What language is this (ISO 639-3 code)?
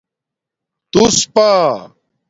dmk